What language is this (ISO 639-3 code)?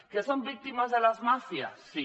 cat